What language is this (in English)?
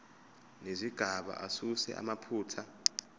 Zulu